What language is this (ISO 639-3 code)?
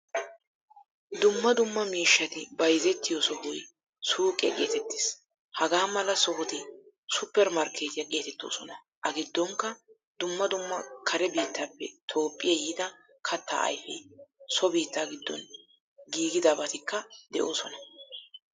wal